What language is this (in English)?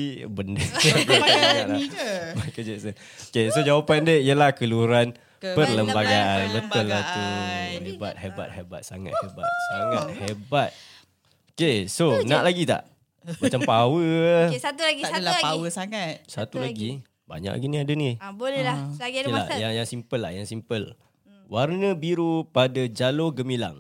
Malay